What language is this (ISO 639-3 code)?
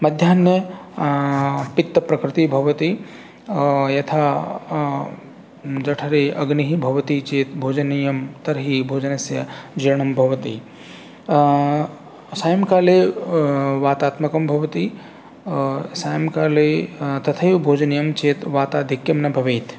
san